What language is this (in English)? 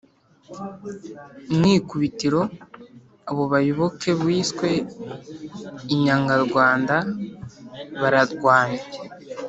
Kinyarwanda